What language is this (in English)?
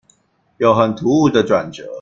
Chinese